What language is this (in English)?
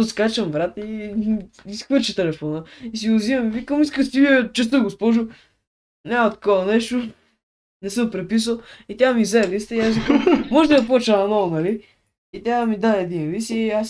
Bulgarian